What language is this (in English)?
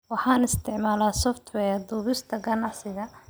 Somali